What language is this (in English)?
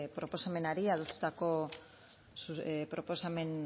Basque